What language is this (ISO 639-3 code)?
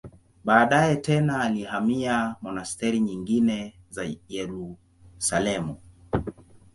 swa